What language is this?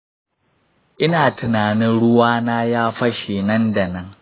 Hausa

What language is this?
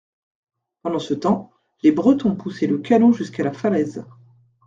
French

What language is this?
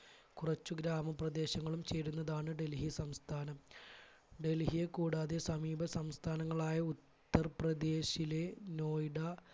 Malayalam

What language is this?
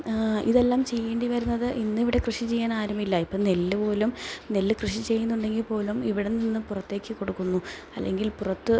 Malayalam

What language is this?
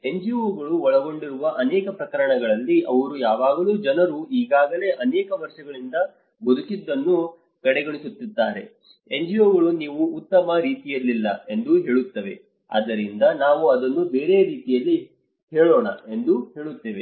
Kannada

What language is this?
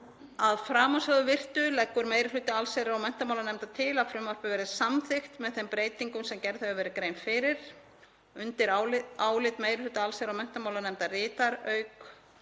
Icelandic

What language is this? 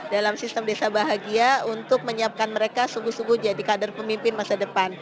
Indonesian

